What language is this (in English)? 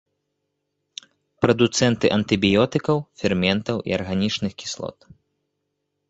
Belarusian